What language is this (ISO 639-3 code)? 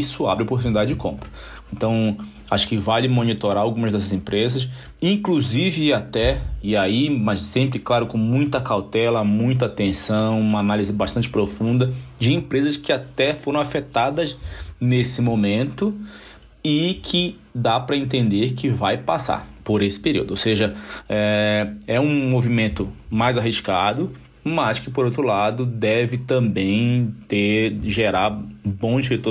por